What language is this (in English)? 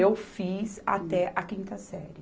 Portuguese